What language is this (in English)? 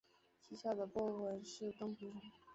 Chinese